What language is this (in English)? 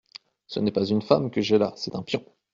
French